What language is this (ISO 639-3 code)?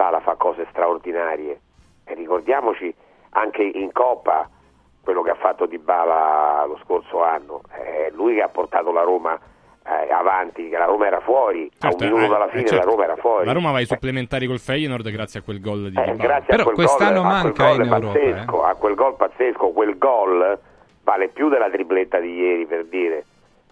ita